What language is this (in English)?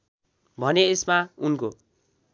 Nepali